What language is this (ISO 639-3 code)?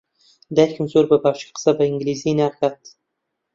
ckb